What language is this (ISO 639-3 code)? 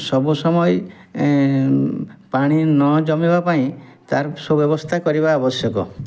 ori